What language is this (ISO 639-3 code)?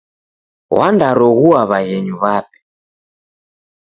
dav